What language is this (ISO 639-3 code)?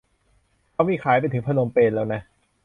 tha